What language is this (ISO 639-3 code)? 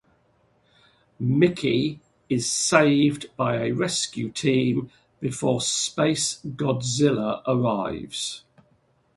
eng